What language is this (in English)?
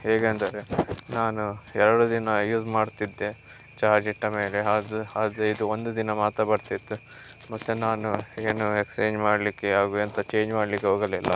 Kannada